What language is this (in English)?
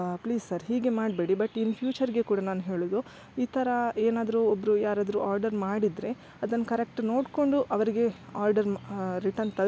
Kannada